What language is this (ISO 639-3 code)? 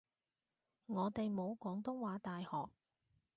yue